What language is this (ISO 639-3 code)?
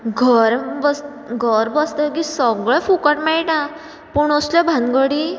kok